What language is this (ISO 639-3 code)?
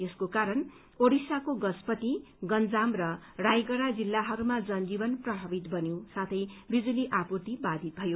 nep